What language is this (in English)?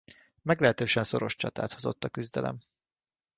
Hungarian